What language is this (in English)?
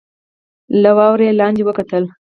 Pashto